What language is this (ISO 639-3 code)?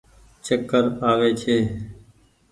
gig